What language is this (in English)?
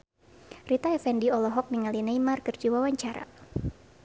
Sundanese